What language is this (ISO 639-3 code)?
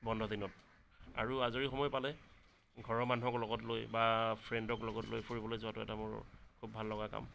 asm